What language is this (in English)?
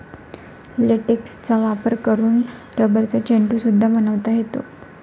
Marathi